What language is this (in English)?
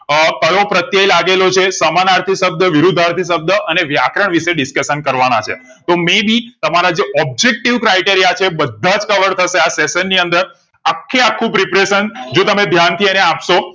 Gujarati